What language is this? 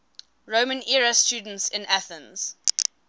English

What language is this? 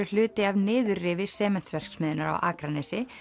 Icelandic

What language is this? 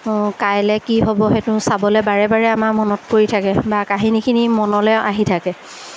Assamese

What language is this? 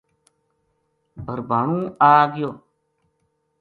Gujari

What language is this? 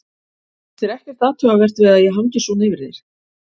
Icelandic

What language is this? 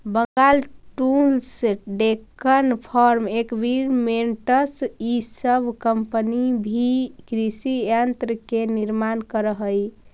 Magahi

